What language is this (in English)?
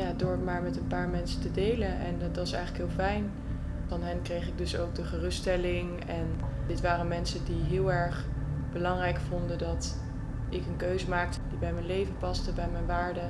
Dutch